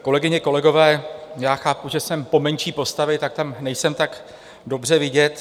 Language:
Czech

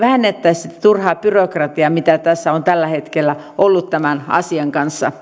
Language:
Finnish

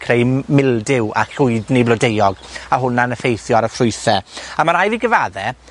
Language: Welsh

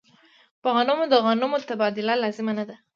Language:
Pashto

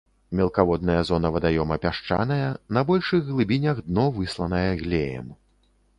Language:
Belarusian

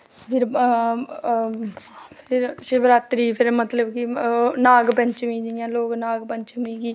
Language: Dogri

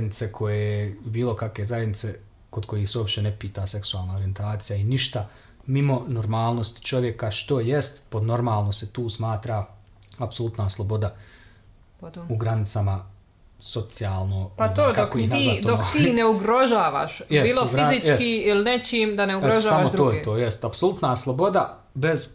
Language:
Croatian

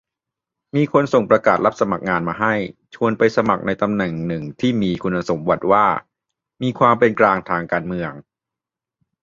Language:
Thai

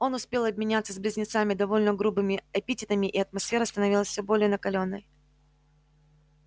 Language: Russian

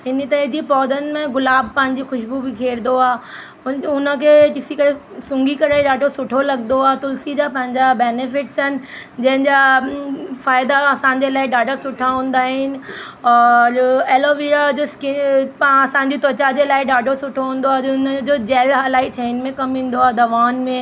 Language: Sindhi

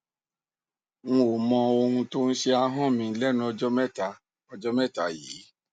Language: Yoruba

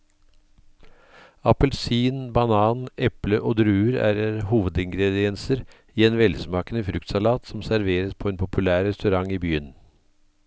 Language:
Norwegian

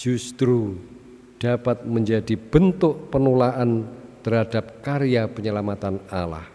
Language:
Indonesian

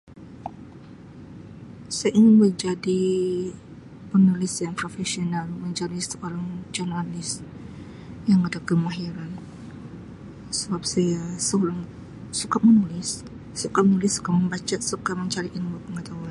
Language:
Sabah Malay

